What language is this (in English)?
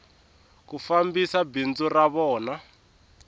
Tsonga